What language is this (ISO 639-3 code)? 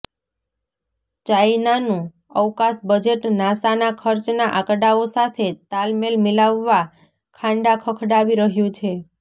guj